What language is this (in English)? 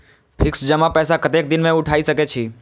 Maithili